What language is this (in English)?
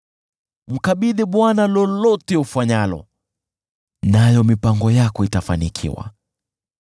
Swahili